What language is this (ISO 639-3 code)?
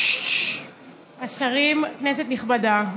heb